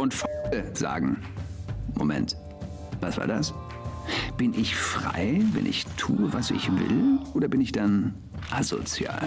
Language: German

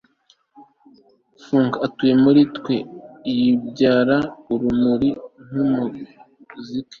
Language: Kinyarwanda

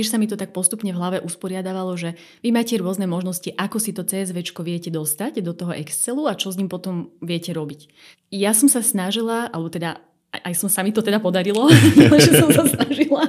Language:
Slovak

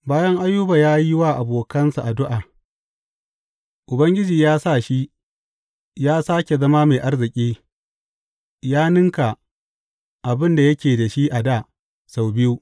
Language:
Hausa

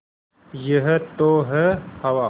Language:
Hindi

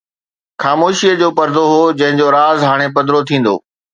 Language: Sindhi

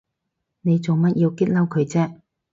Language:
Cantonese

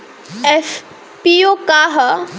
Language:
Bhojpuri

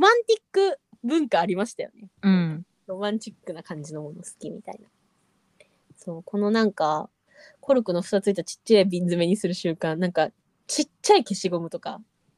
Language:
Japanese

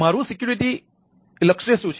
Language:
Gujarati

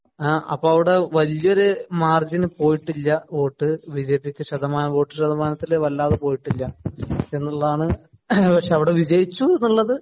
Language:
Malayalam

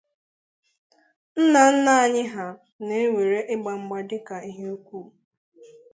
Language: Igbo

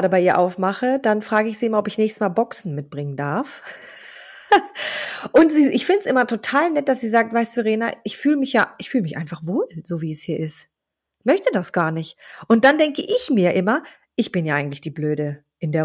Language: German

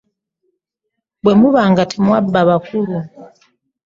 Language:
Ganda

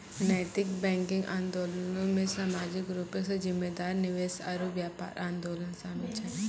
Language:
Maithili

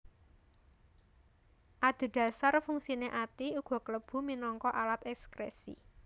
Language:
Javanese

